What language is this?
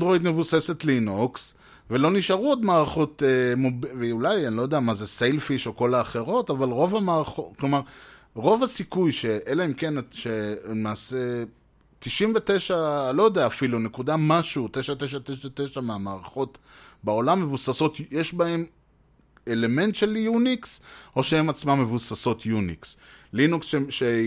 Hebrew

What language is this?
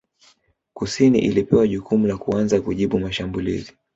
Swahili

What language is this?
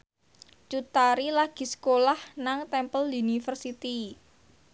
Javanese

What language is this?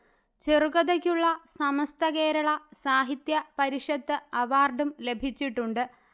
Malayalam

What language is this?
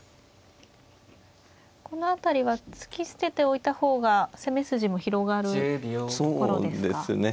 Japanese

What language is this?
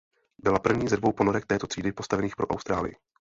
Czech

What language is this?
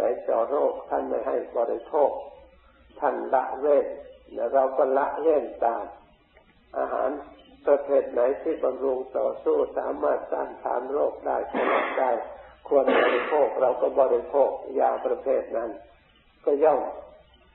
Thai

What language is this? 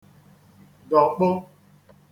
Igbo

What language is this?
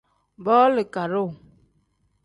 Tem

